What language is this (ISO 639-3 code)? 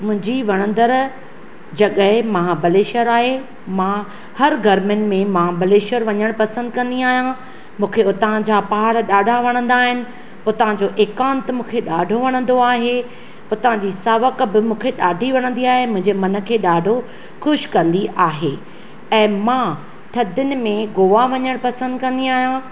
snd